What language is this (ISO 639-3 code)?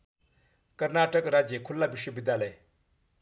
nep